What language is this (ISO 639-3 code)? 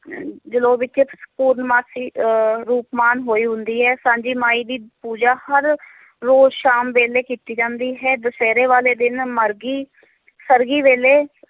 pan